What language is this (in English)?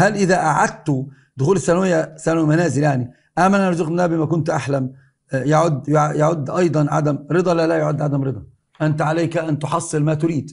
Arabic